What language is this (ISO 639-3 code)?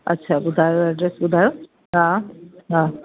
snd